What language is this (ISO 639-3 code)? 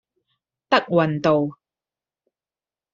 yue